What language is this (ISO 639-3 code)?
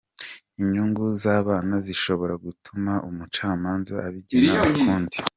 kin